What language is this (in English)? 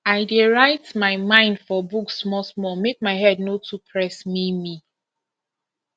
Nigerian Pidgin